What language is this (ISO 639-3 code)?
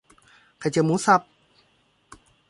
tha